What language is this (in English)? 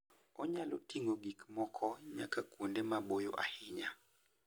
Luo (Kenya and Tanzania)